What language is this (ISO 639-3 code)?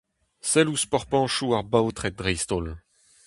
bre